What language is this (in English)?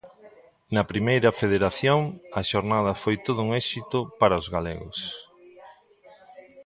Galician